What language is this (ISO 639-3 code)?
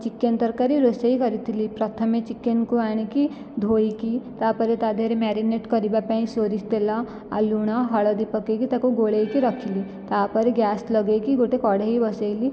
ori